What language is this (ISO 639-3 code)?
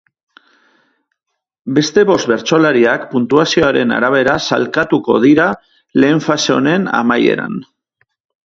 eus